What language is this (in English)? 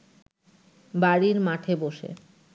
Bangla